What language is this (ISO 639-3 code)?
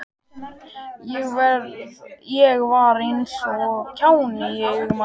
isl